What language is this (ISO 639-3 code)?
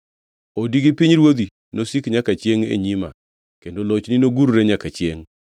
luo